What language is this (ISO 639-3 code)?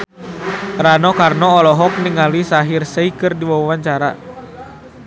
sun